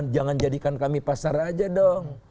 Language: Indonesian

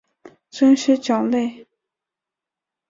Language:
Chinese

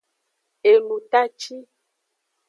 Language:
Aja (Benin)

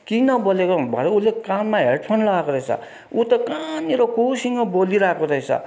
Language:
Nepali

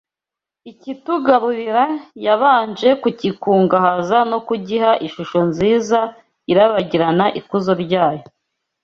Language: Kinyarwanda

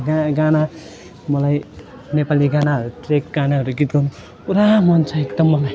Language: Nepali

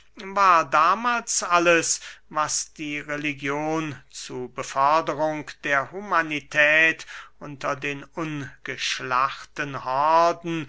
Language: German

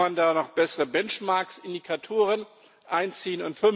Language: German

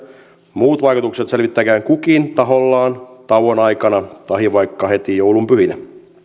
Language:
Finnish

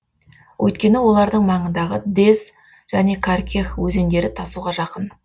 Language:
Kazakh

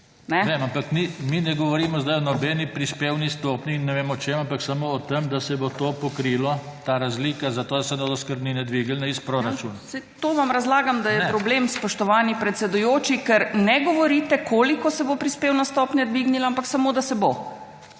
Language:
Slovenian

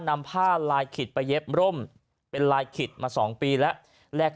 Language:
Thai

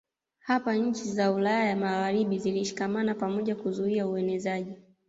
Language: Swahili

